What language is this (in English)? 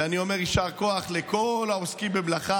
Hebrew